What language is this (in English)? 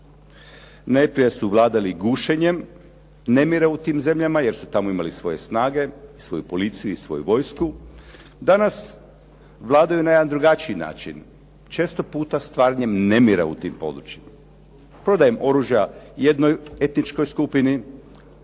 Croatian